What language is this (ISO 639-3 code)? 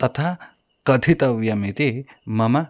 san